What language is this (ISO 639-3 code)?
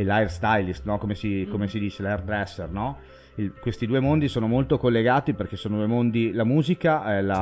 ita